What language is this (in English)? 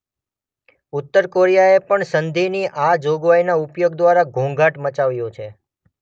Gujarati